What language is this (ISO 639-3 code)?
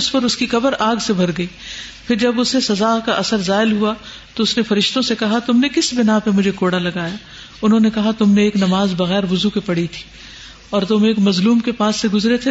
urd